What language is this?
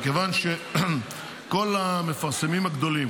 Hebrew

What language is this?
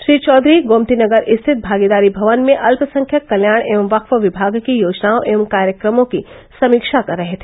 Hindi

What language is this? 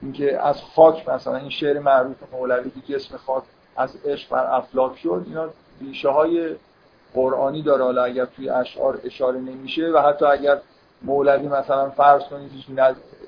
Persian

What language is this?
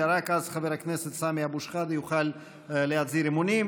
Hebrew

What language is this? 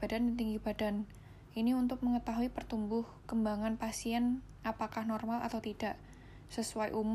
Indonesian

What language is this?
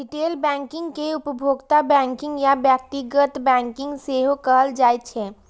Maithili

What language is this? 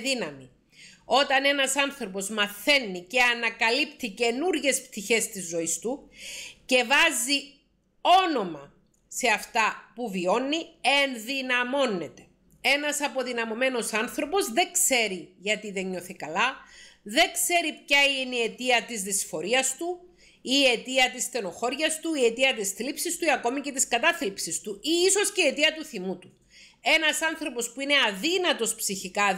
Greek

